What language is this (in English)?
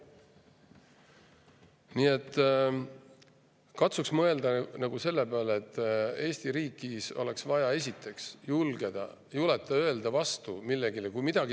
Estonian